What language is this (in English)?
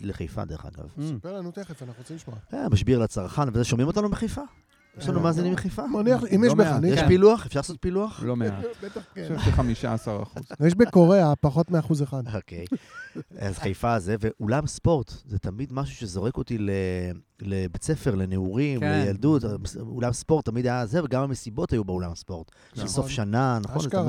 Hebrew